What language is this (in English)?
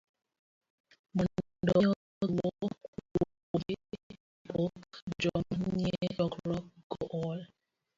Luo (Kenya and Tanzania)